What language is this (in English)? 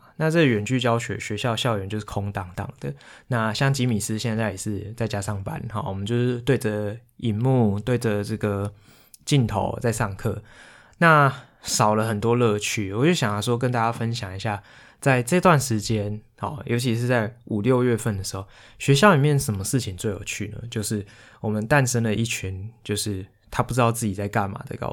Chinese